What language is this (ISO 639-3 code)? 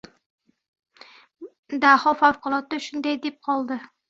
uzb